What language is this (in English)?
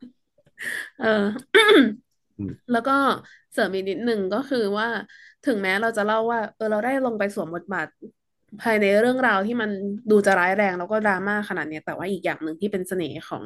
Thai